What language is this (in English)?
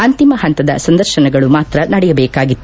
Kannada